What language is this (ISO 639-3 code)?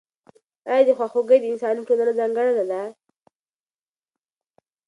pus